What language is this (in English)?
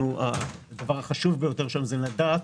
Hebrew